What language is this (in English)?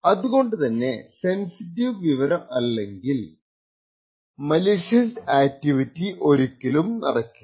Malayalam